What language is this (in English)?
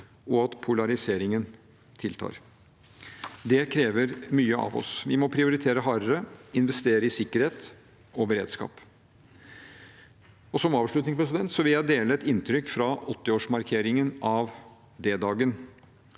Norwegian